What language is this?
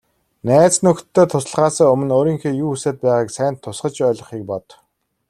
Mongolian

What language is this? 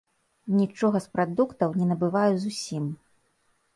Belarusian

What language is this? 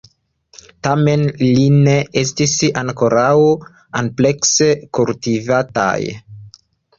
Esperanto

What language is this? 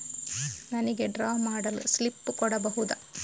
Kannada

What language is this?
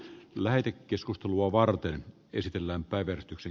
Finnish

